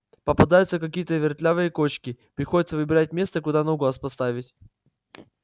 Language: Russian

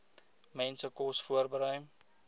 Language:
Afrikaans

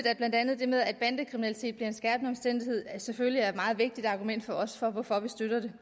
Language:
Danish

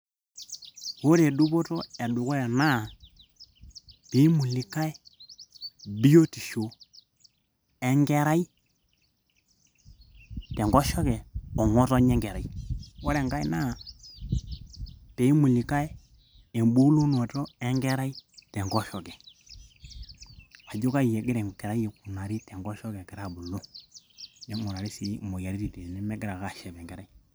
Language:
Masai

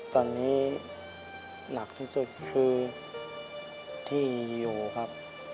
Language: Thai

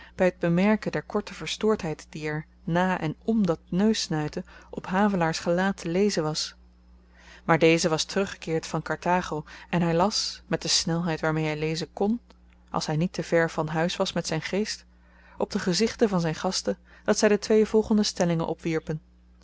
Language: Dutch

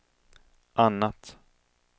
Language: Swedish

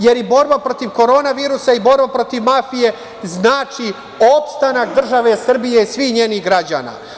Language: Serbian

